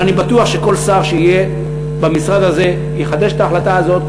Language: Hebrew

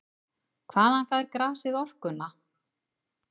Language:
Icelandic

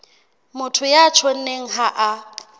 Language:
Southern Sotho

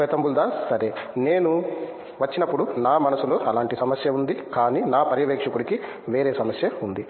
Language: Telugu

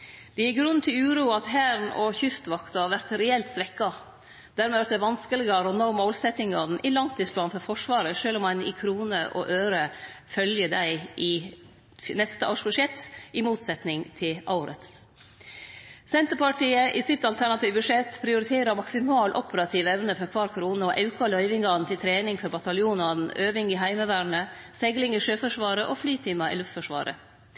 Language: Norwegian Nynorsk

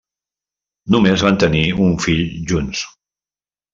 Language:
Catalan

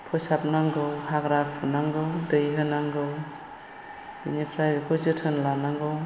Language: Bodo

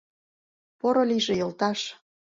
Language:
Mari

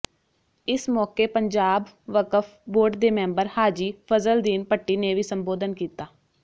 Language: Punjabi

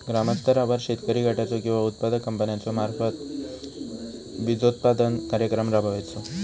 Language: Marathi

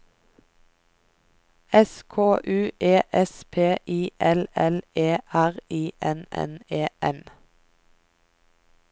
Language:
Norwegian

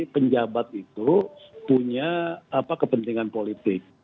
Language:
Indonesian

